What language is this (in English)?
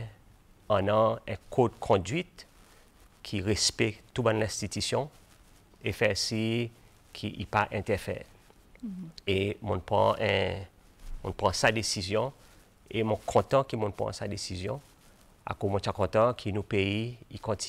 French